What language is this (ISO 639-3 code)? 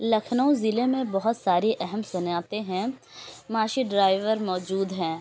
urd